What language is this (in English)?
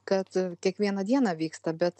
Lithuanian